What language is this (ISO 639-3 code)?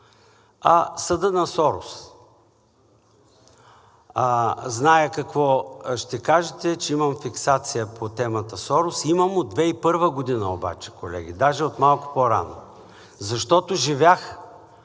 bul